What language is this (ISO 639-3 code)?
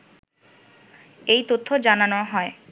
ben